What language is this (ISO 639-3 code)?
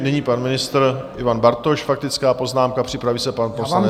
ces